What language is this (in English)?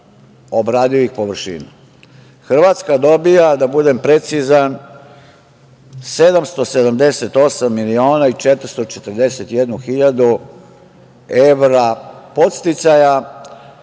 Serbian